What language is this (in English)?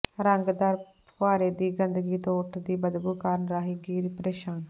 Punjabi